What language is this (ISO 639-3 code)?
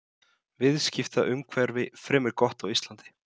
isl